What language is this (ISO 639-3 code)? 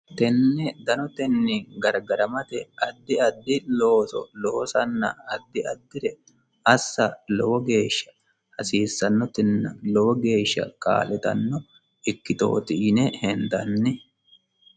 sid